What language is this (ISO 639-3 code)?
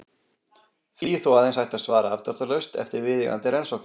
isl